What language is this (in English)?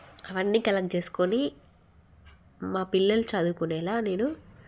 Telugu